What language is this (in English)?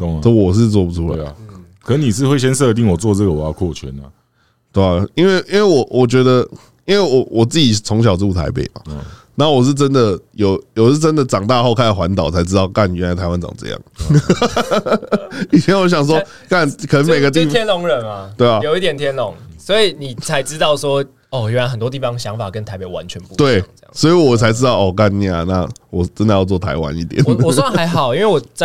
Chinese